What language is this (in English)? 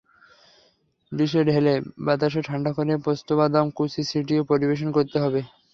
Bangla